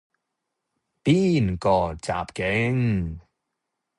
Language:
Cantonese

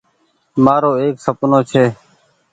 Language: Goaria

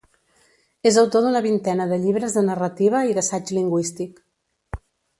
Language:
Catalan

